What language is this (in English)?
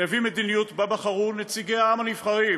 Hebrew